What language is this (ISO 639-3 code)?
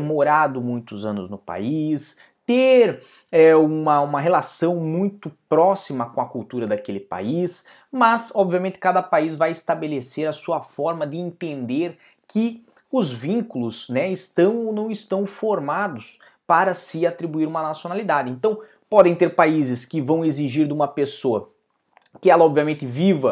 por